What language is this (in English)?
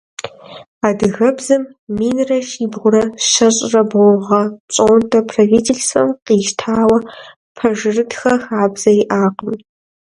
Kabardian